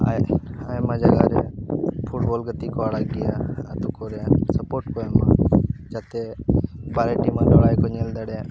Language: Santali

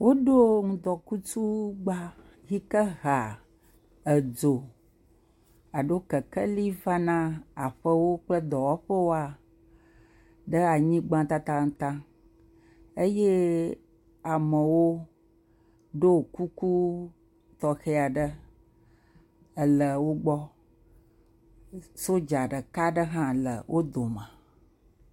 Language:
Ewe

